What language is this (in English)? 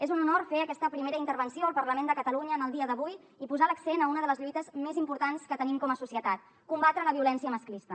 Catalan